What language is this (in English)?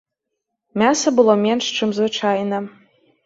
Belarusian